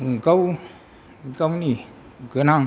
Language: Bodo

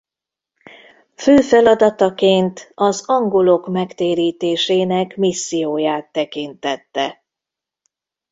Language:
Hungarian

